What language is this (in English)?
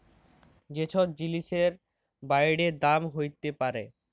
Bangla